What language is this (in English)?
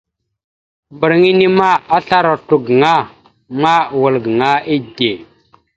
Mada (Cameroon)